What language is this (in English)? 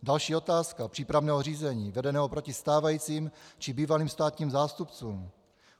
Czech